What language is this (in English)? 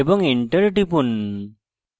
Bangla